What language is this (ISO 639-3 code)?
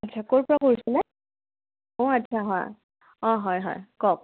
asm